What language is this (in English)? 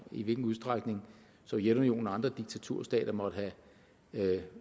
Danish